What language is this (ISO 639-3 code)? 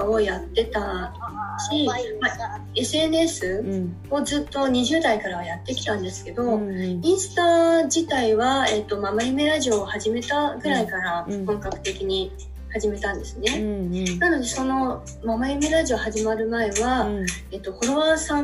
jpn